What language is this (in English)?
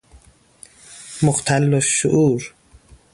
Persian